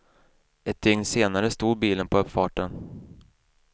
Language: Swedish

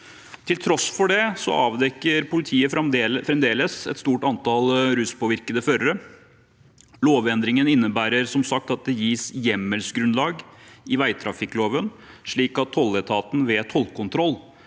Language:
Norwegian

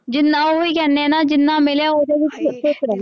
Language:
Punjabi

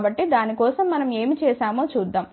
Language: Telugu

